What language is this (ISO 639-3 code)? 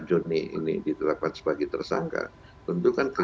ind